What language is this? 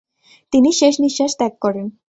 Bangla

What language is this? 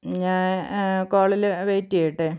Malayalam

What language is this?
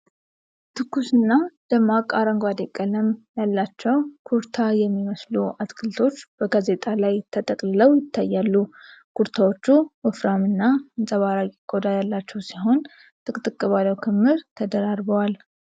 Amharic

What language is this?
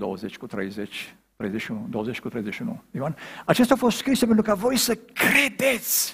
Romanian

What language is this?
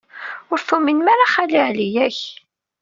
Kabyle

